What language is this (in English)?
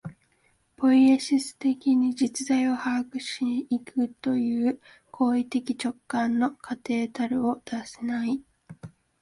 Japanese